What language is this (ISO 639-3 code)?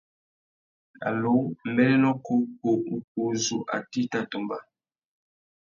bag